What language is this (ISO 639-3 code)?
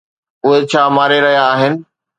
snd